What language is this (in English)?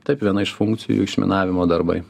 Lithuanian